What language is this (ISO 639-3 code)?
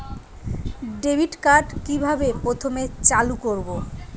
ben